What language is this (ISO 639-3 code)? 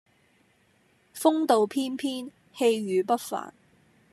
yue